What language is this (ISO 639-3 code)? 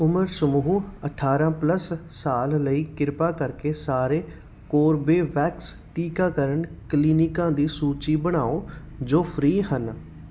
pan